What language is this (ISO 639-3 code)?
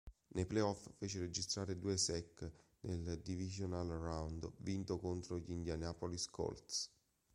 ita